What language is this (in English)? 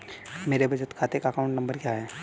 Hindi